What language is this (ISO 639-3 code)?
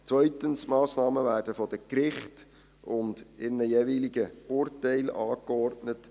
gsw